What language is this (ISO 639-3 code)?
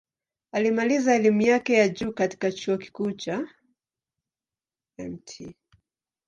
swa